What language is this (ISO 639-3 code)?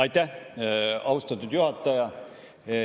est